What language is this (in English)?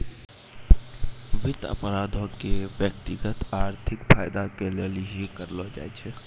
Maithili